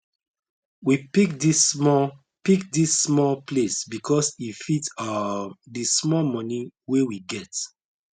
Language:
Nigerian Pidgin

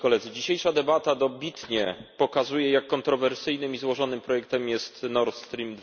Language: Polish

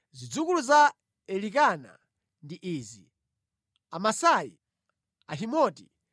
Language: Nyanja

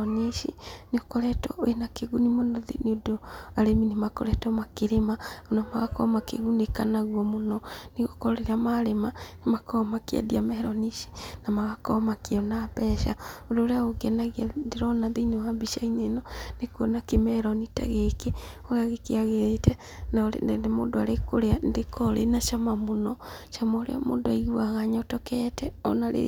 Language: Kikuyu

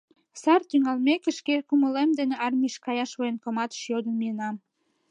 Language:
Mari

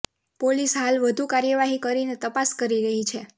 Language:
Gujarati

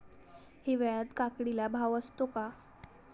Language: Marathi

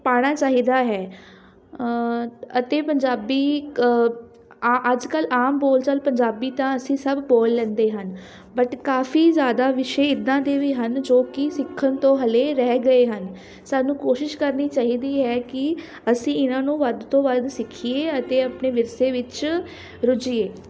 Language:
Punjabi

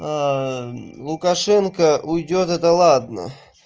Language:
Russian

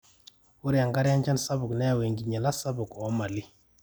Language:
Masai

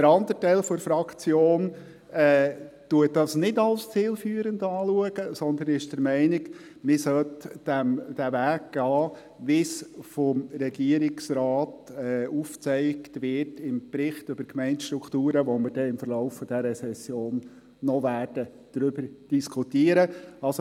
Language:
Swiss German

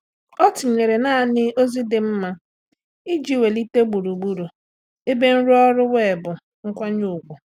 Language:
Igbo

